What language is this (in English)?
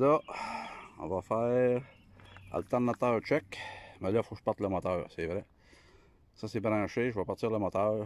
French